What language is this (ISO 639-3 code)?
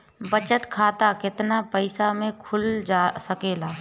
bho